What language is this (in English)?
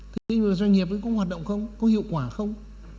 Vietnamese